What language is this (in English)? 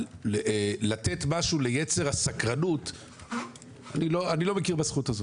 Hebrew